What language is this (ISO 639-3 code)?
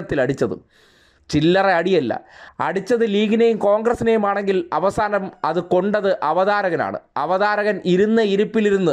mal